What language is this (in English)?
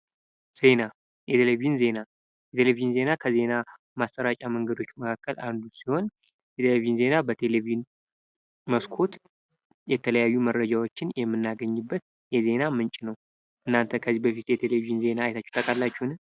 Amharic